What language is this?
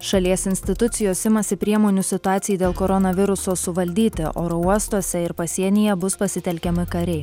Lithuanian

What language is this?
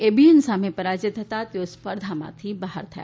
Gujarati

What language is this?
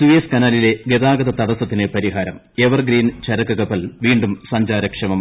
Malayalam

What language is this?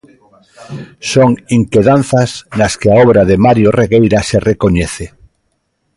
Galician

